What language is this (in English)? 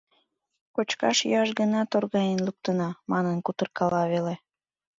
Mari